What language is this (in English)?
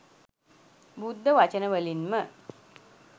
Sinhala